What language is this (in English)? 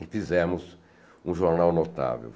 Portuguese